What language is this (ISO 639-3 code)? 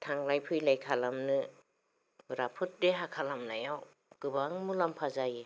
brx